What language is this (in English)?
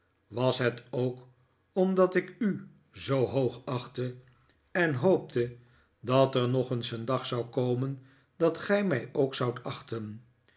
Dutch